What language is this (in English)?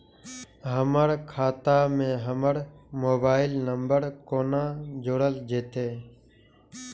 Maithili